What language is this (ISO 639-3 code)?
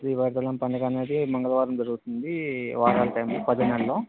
tel